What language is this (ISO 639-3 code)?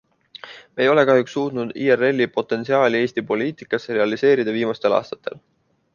est